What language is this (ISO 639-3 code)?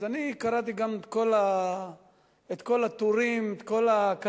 heb